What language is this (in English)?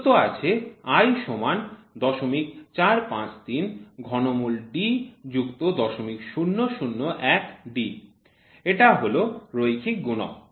Bangla